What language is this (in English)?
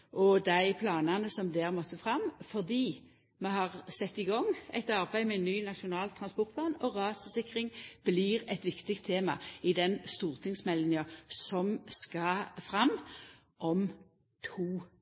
Norwegian Nynorsk